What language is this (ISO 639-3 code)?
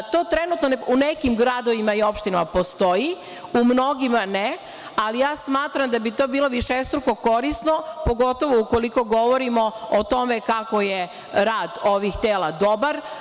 srp